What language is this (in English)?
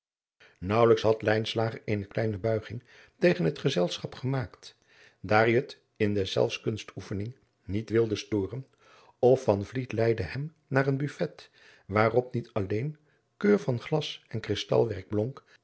Dutch